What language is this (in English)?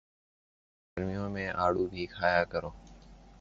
Urdu